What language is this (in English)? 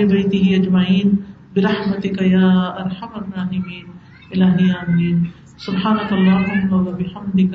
Urdu